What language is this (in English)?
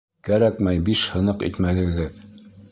Bashkir